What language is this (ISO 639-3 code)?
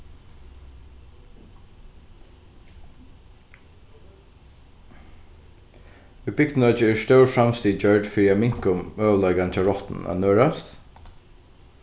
fao